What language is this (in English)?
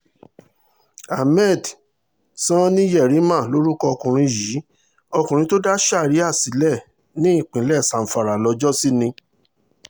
Yoruba